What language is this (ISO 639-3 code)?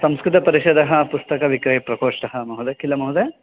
san